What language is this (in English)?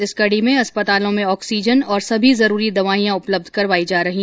Hindi